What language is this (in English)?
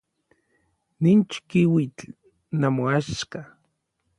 Orizaba Nahuatl